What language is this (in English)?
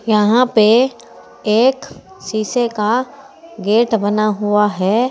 Hindi